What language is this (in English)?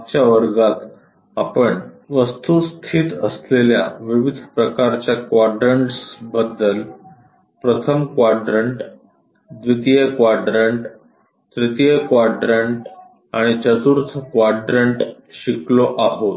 Marathi